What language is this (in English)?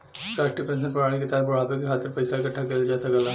Bhojpuri